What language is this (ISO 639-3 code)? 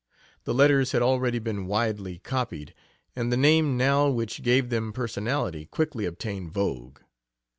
eng